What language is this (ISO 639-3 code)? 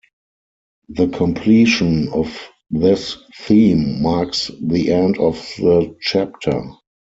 eng